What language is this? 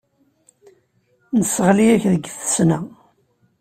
Kabyle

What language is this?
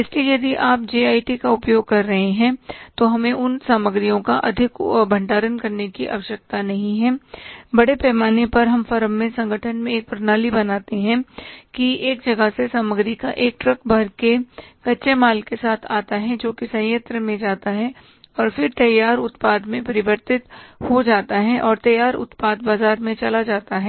Hindi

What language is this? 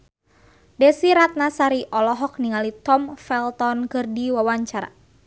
Sundanese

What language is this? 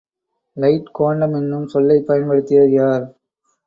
Tamil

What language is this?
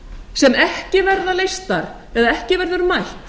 Icelandic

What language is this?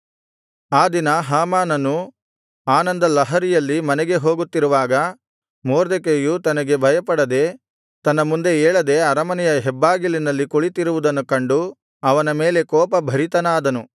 Kannada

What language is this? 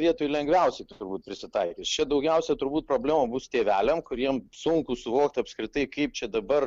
Lithuanian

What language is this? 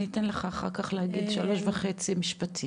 Hebrew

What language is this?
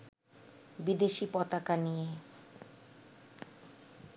Bangla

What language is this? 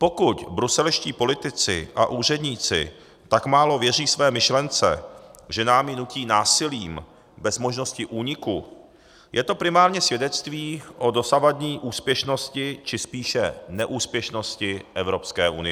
Czech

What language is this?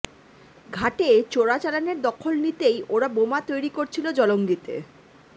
Bangla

